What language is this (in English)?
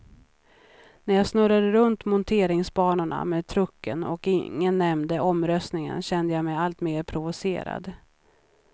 Swedish